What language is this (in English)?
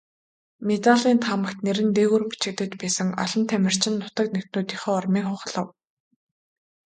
Mongolian